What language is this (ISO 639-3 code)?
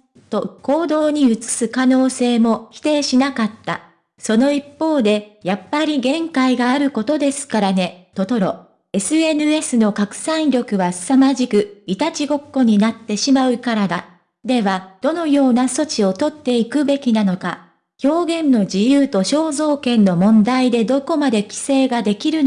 jpn